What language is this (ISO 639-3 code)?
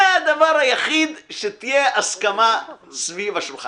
heb